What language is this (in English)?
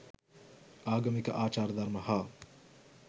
Sinhala